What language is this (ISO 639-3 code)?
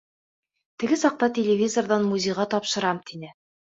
bak